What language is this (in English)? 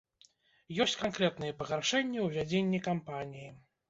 Belarusian